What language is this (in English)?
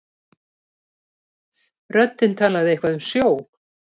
Icelandic